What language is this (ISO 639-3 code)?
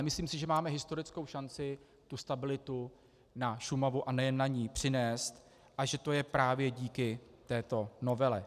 ces